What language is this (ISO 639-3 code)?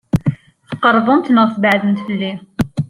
kab